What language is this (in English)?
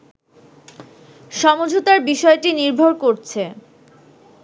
Bangla